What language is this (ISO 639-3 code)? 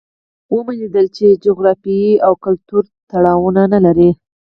pus